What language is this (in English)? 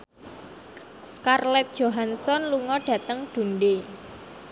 Javanese